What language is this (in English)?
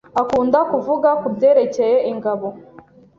Kinyarwanda